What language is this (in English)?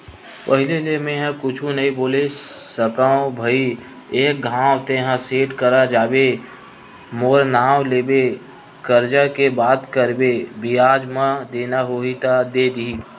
Chhattisgarhi